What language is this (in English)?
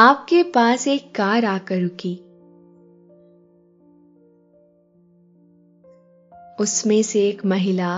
Hindi